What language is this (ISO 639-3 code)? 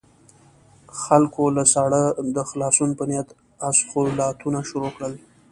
pus